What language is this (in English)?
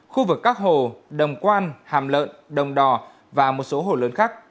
Vietnamese